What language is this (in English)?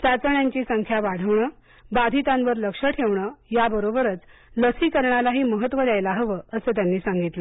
Marathi